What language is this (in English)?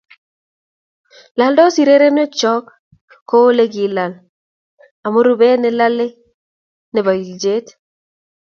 Kalenjin